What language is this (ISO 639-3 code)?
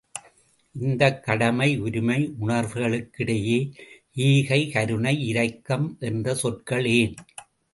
tam